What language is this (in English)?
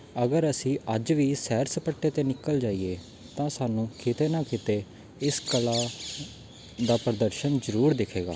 Punjabi